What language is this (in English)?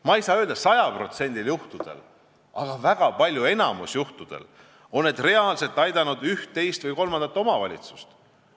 Estonian